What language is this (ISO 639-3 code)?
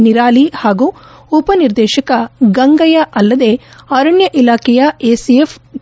kan